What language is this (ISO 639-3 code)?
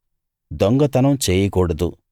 tel